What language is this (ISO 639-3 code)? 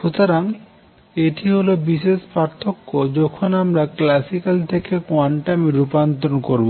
ben